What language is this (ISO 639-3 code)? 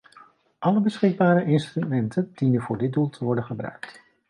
nld